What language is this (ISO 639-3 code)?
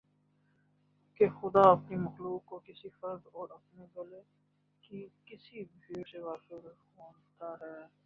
urd